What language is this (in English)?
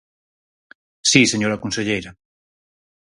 Galician